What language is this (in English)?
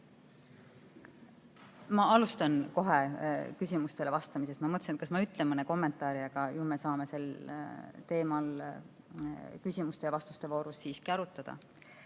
Estonian